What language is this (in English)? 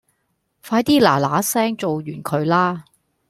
Cantonese